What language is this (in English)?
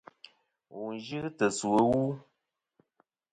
Kom